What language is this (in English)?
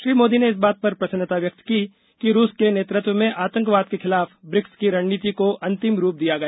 Hindi